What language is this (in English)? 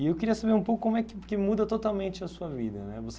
Portuguese